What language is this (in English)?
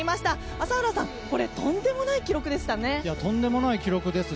Japanese